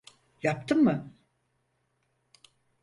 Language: Turkish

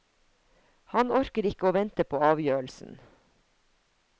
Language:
Norwegian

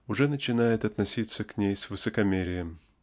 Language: Russian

